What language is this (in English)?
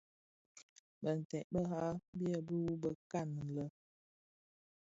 Bafia